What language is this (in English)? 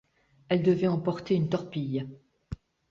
French